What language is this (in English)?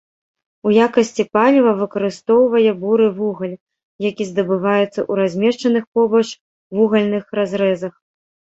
Belarusian